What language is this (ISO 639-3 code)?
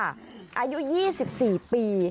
tha